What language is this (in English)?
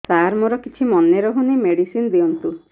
Odia